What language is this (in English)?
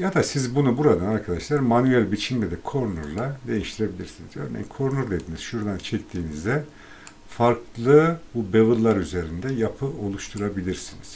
Turkish